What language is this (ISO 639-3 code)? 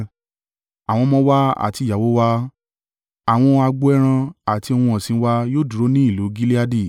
yor